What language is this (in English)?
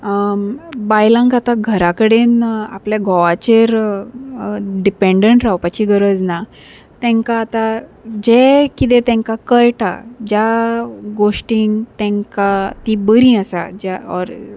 Konkani